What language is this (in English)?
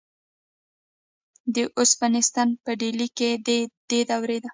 Pashto